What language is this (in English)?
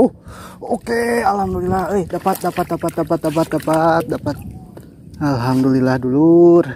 Indonesian